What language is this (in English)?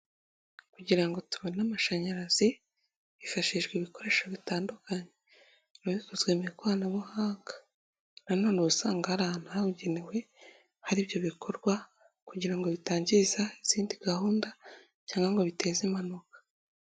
Kinyarwanda